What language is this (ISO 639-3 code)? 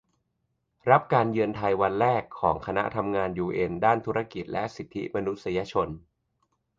tha